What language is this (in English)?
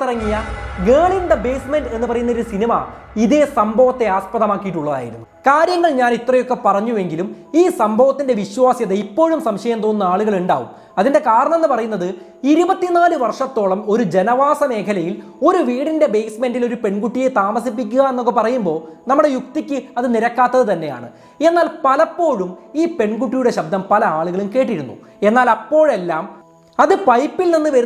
Malayalam